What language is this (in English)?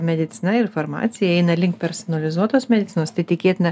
Lithuanian